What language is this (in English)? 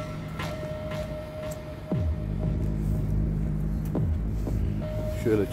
Turkish